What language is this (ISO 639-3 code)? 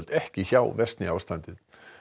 isl